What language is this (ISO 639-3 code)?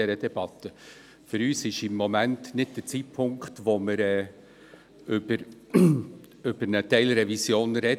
gsw